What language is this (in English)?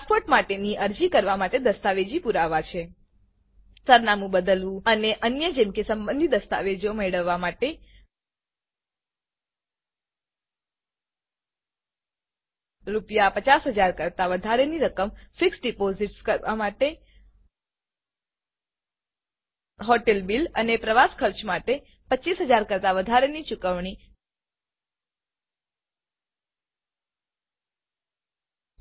Gujarati